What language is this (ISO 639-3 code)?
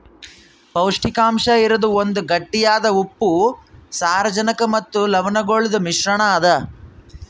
kan